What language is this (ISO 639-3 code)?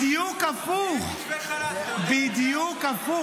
heb